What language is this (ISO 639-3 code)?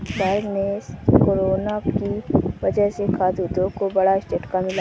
hin